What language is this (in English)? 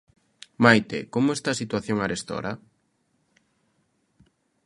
Galician